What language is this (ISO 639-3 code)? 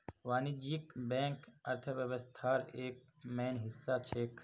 mag